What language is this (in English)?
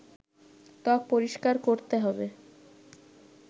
Bangla